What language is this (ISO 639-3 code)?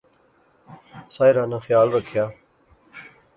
phr